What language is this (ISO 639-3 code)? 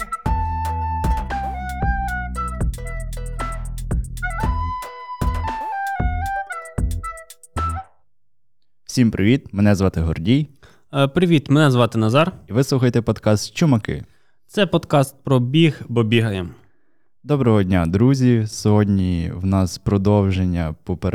ukr